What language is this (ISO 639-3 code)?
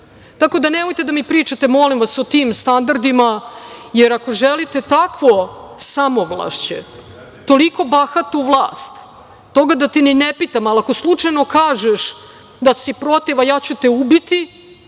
srp